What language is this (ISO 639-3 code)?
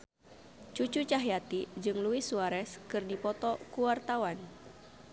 sun